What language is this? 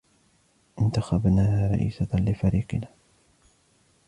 Arabic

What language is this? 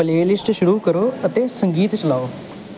Punjabi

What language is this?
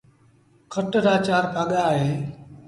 Sindhi Bhil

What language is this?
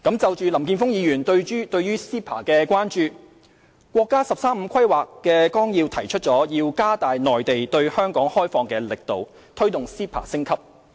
Cantonese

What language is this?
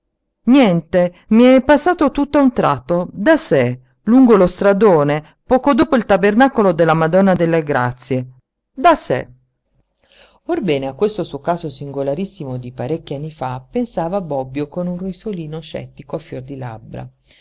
Italian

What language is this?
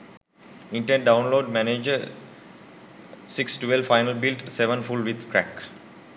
Sinhala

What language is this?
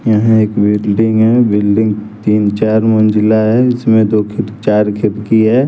Hindi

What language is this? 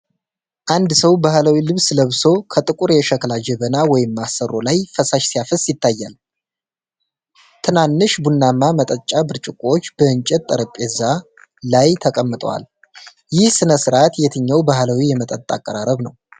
Amharic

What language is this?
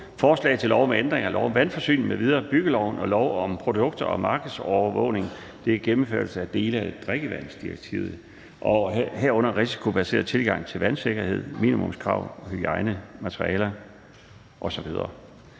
Danish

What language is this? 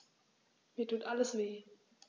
German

